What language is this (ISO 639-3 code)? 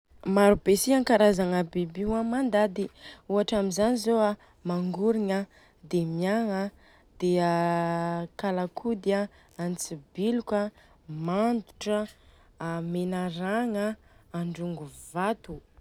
bzc